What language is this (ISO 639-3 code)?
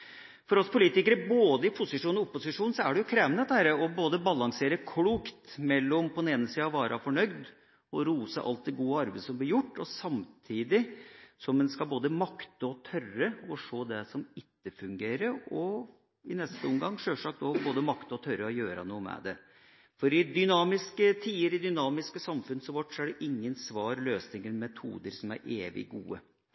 nob